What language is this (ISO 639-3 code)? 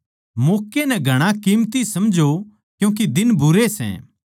bgc